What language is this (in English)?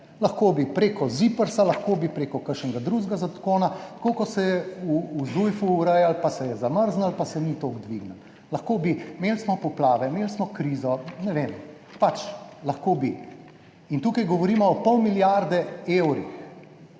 Slovenian